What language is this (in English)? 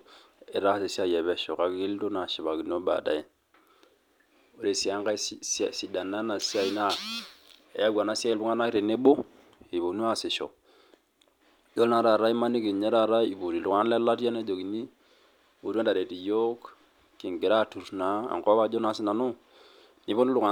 Masai